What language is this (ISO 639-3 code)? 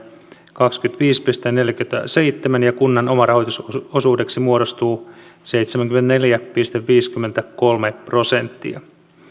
fin